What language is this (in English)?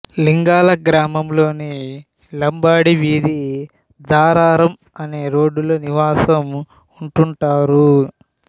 Telugu